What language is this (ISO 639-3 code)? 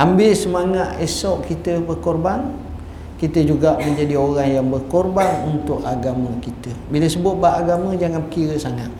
msa